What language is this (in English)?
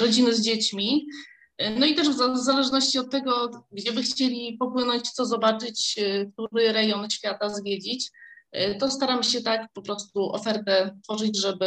Polish